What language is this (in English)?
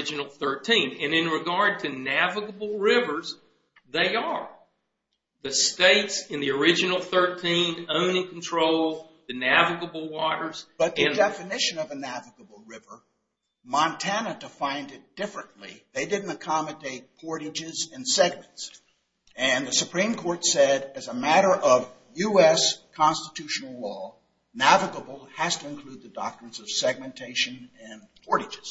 English